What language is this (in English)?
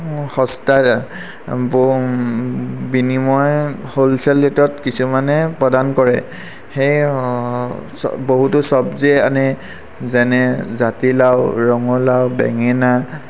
Assamese